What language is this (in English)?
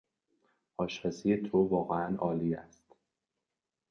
Persian